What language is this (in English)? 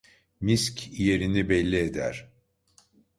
Turkish